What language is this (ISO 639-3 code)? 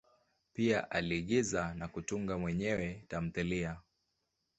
swa